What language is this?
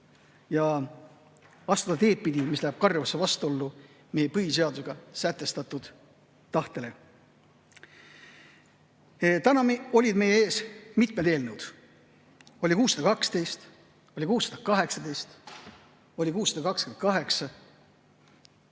Estonian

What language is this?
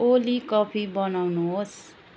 Nepali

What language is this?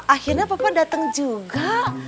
Indonesian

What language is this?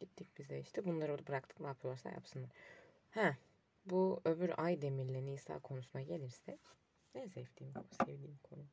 Turkish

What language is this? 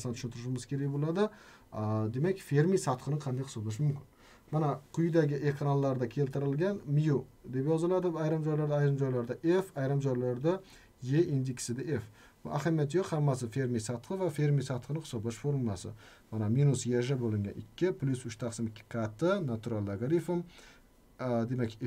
Turkish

